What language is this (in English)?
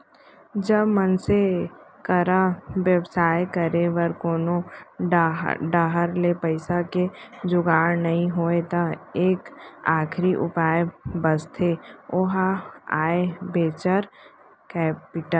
Chhattisgarhi